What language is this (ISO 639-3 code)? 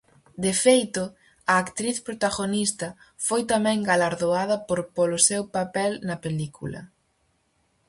glg